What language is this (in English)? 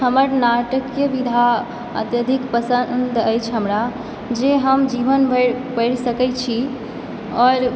Maithili